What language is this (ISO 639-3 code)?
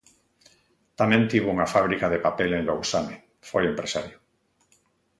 glg